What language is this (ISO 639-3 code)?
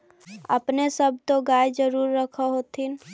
mag